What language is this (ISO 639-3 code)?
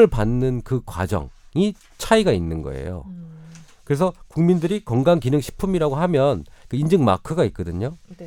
kor